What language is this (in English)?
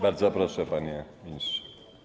Polish